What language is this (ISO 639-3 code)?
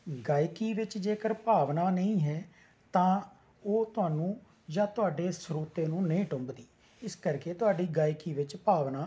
pan